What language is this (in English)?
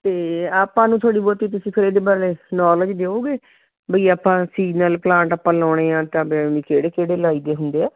Punjabi